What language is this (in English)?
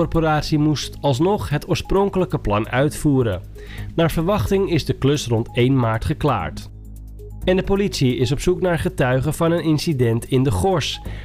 Dutch